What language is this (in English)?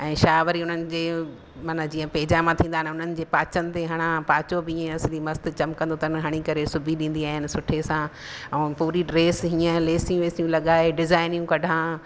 Sindhi